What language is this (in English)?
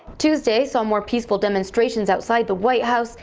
English